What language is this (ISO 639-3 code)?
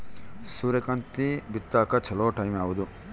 kan